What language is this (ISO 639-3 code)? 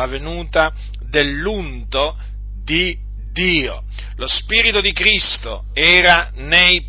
ita